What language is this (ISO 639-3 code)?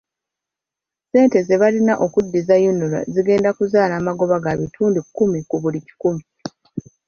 lug